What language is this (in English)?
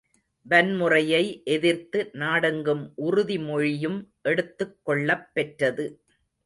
Tamil